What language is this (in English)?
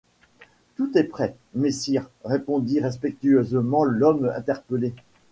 French